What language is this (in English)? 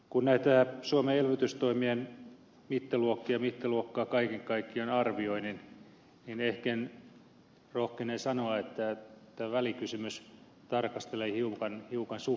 Finnish